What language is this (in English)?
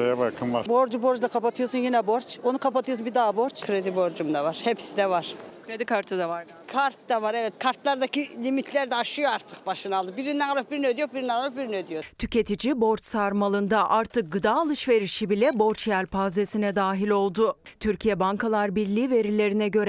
Turkish